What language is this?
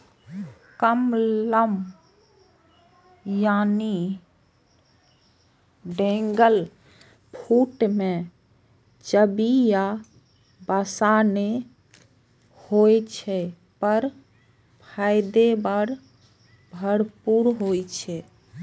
Maithili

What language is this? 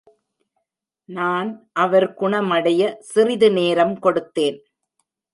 Tamil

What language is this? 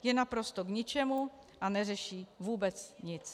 Czech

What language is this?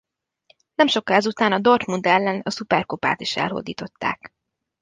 Hungarian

